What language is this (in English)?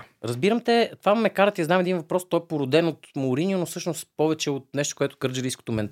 Bulgarian